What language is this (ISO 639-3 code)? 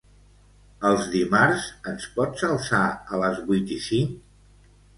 cat